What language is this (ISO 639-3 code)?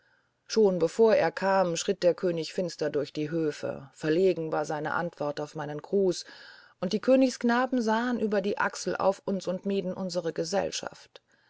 deu